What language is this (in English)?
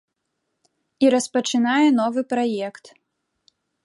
Belarusian